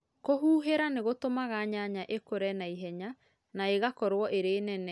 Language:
Kikuyu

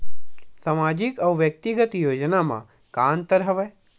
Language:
Chhattisgarhi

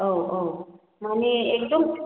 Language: Bodo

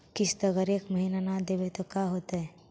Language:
Magahi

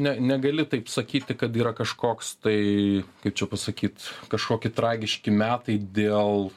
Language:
Lithuanian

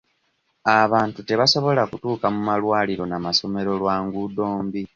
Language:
Ganda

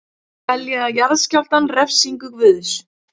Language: Icelandic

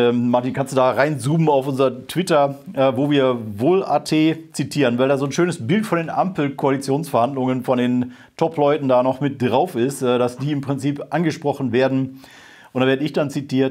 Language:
German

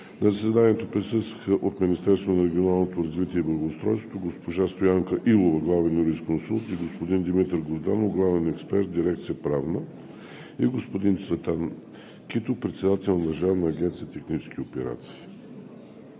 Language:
Bulgarian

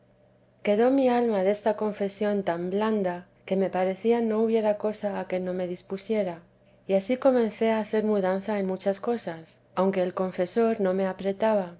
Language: Spanish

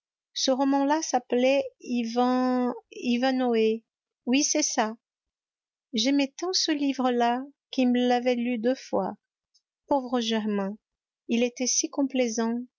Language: French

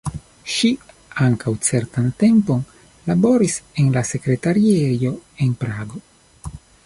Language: Esperanto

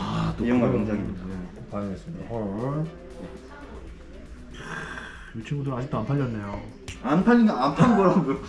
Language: Korean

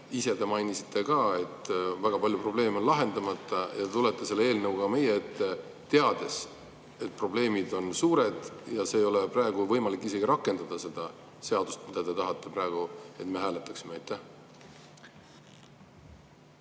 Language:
Estonian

